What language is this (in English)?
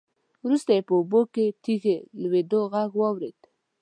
Pashto